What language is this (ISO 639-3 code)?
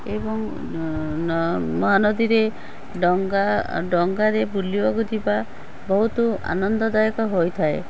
ori